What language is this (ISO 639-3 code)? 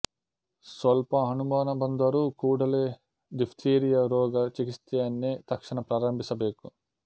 kan